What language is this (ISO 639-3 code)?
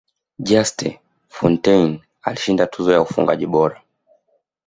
swa